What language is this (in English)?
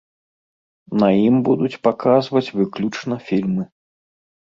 Belarusian